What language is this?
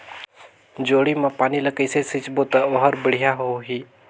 Chhattisgarhi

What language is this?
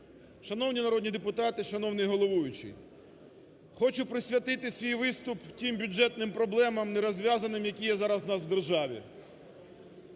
Ukrainian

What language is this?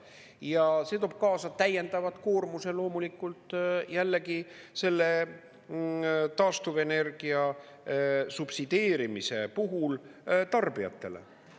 Estonian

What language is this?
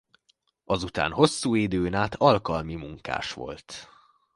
Hungarian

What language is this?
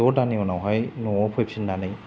Bodo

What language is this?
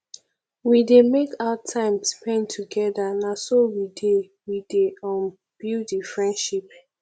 Nigerian Pidgin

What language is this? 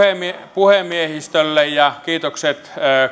Finnish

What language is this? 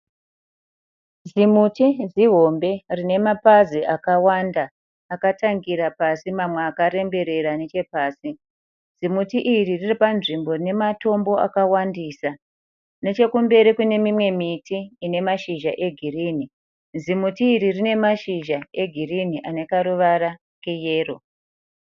Shona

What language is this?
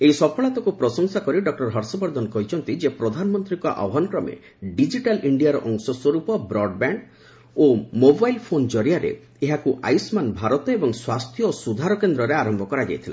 Odia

